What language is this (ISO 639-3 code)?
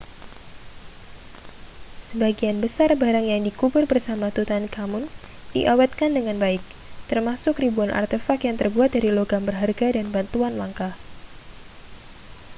ind